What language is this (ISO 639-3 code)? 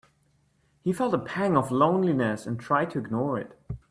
eng